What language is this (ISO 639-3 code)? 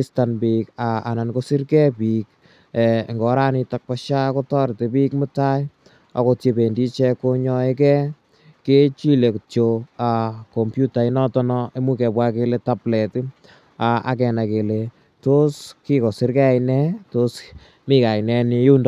kln